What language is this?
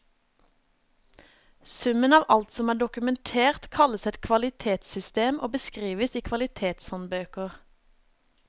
Norwegian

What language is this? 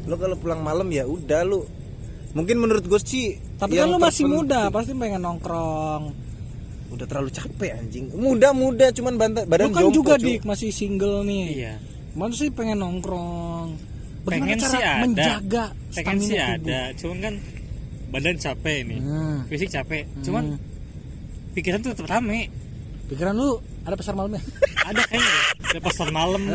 Indonesian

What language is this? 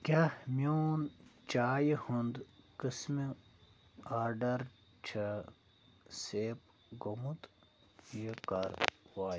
Kashmiri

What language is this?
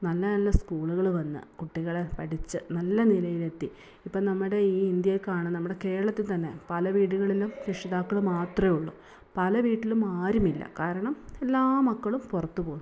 Malayalam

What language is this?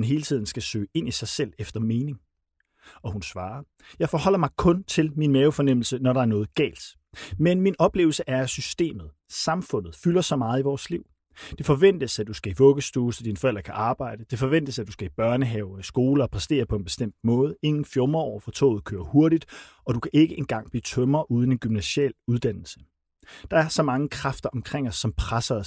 Danish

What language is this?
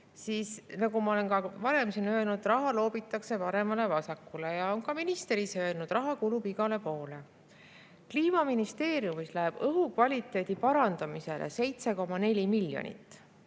Estonian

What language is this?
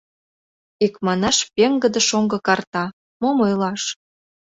Mari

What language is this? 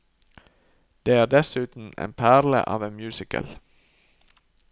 Norwegian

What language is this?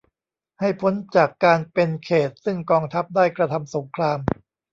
Thai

